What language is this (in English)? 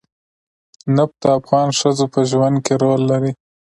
Pashto